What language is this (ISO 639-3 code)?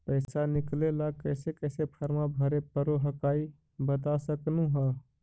mag